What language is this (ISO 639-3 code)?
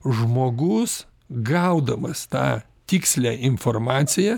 lit